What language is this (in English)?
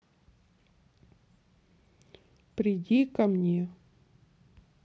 Russian